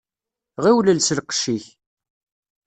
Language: Kabyle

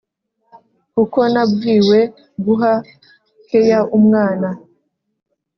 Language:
Kinyarwanda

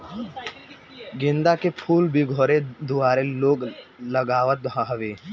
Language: Bhojpuri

